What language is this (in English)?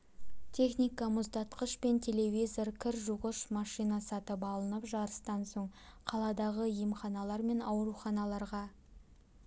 Kazakh